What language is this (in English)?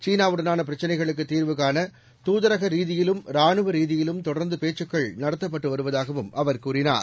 Tamil